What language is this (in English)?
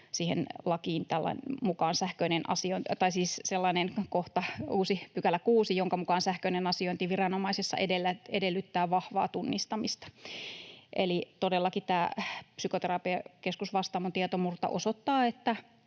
Finnish